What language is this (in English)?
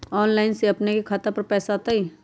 Magahi